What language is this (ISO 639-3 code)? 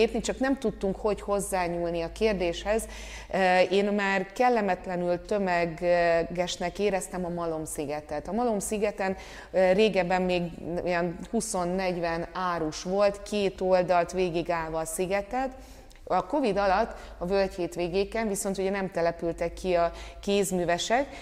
hun